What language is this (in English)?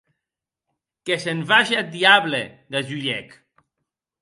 Occitan